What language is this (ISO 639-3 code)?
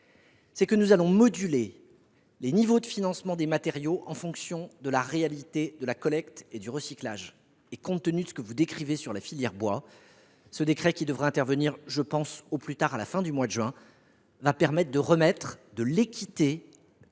fra